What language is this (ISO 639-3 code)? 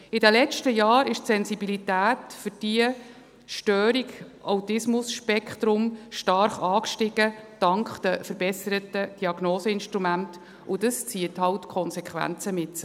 gsw